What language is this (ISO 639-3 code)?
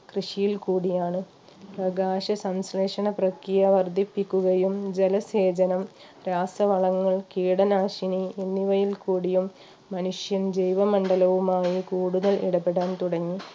mal